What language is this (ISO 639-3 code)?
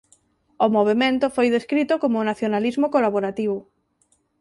glg